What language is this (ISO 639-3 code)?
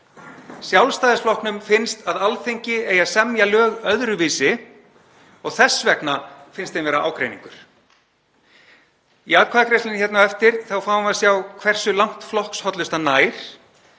isl